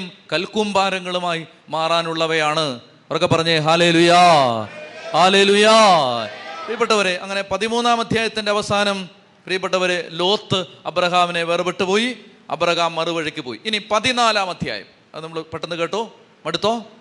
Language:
Malayalam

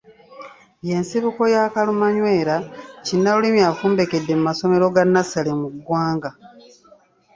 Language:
Ganda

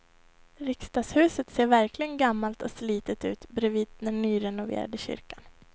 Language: Swedish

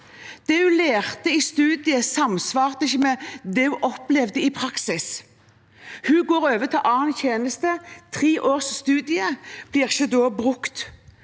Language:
Norwegian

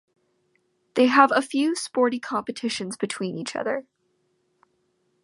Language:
English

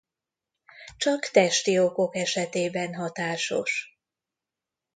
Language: Hungarian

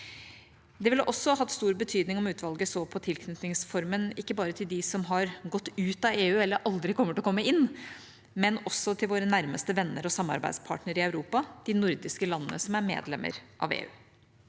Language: Norwegian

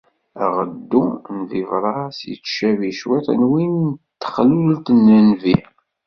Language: Kabyle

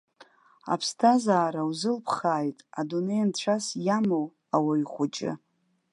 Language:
Abkhazian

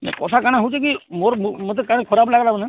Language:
Odia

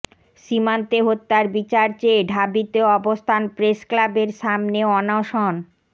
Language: Bangla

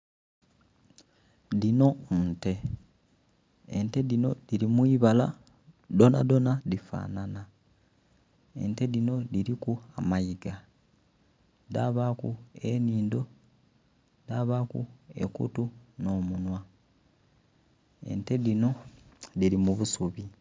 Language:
Soga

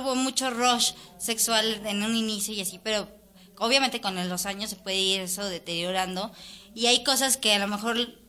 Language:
Spanish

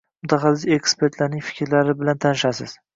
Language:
Uzbek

